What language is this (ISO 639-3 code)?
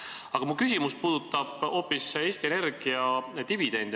est